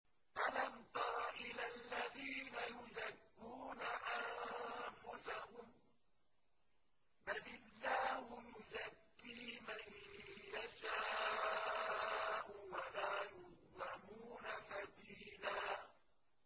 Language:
Arabic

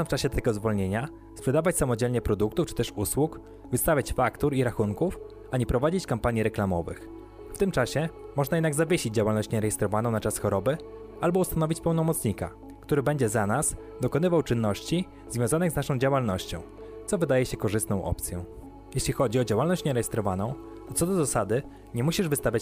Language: Polish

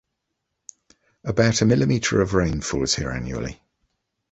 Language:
English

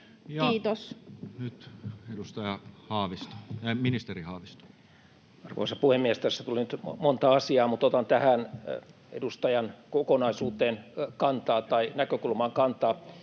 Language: Finnish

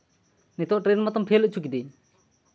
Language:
Santali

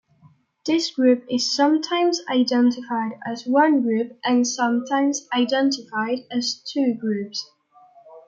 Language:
English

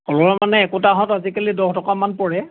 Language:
Assamese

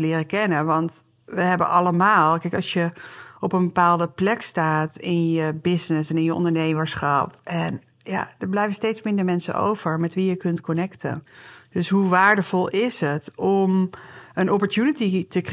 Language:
Dutch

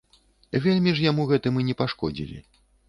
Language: Belarusian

